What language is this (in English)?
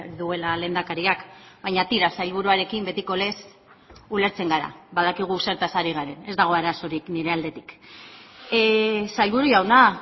Basque